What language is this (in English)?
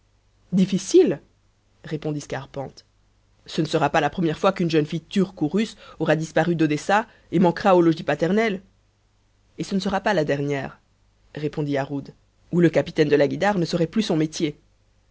French